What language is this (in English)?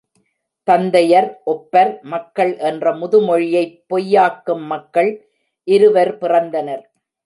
Tamil